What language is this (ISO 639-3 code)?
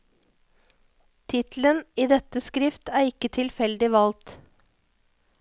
nor